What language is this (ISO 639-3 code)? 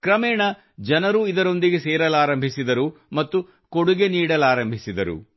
kan